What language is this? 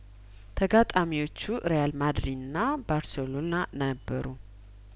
Amharic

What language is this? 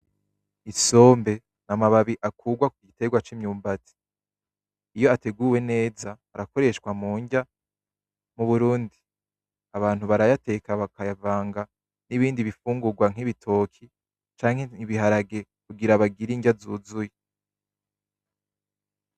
Rundi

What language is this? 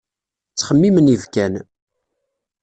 Kabyle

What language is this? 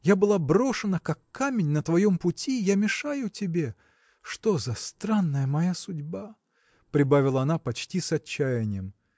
Russian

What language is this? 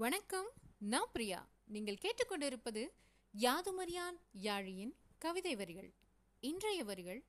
Tamil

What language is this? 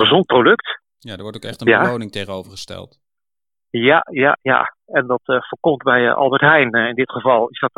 Dutch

